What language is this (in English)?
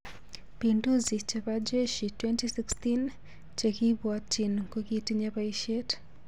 Kalenjin